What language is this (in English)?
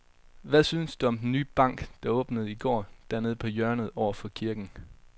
Danish